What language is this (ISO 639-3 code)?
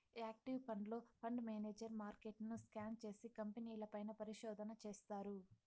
tel